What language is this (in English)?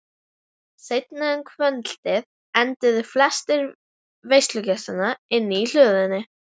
Icelandic